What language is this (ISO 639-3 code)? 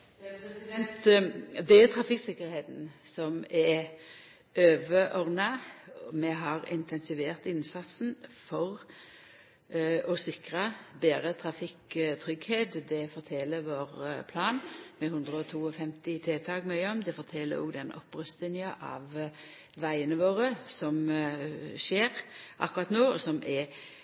nno